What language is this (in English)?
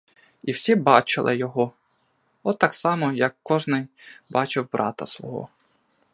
Ukrainian